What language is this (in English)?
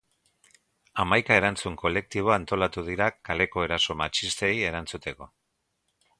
Basque